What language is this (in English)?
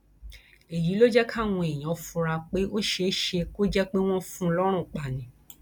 Yoruba